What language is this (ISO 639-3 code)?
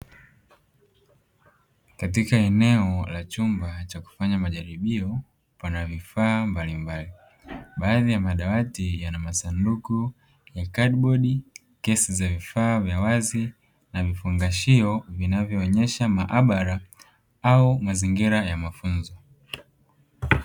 swa